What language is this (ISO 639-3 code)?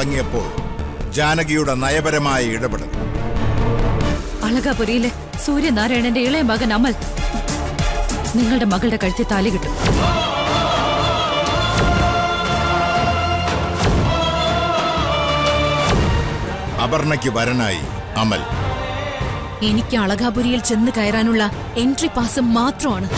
mal